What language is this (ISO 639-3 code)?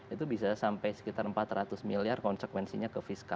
ind